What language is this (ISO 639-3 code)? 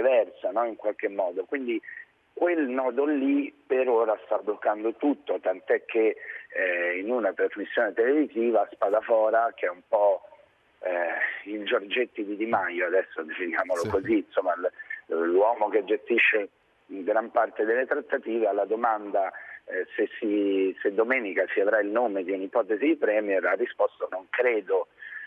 ita